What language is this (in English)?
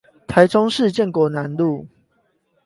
Chinese